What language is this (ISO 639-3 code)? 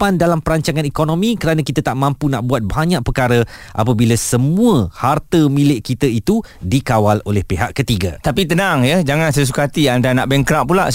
msa